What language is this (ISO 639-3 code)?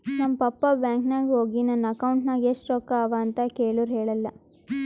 kan